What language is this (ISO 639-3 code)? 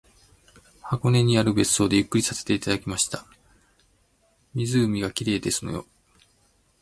jpn